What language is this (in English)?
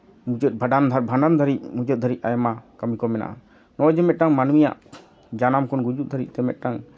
Santali